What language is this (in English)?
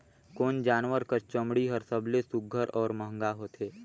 Chhattisgarhi